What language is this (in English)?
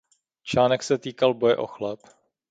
Czech